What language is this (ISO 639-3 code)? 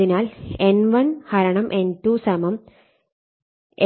mal